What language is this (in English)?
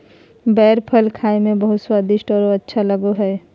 Magahi